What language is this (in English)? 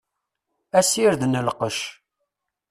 Kabyle